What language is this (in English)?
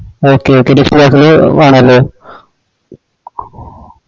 Malayalam